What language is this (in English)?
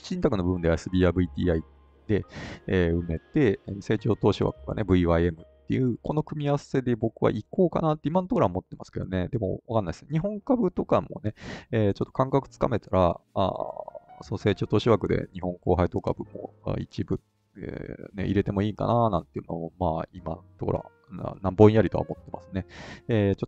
Japanese